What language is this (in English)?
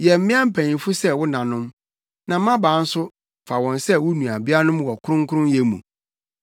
Akan